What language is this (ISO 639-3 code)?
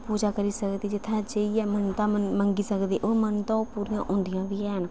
doi